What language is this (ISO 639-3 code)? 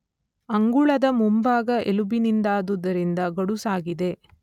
kan